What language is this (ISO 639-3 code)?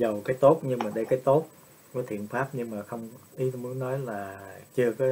vie